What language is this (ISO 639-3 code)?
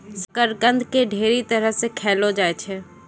mai